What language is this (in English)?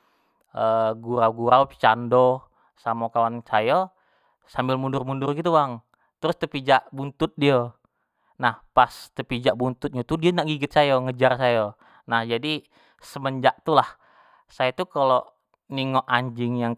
Jambi Malay